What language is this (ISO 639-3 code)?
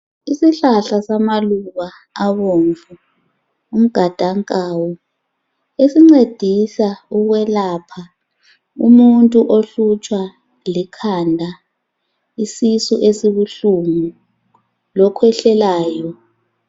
nde